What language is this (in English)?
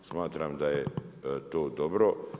Croatian